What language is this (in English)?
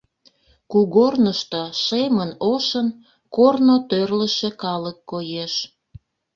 Mari